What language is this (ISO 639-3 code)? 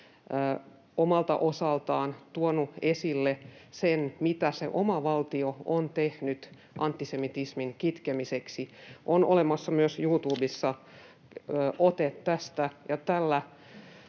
fin